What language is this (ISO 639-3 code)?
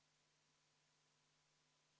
est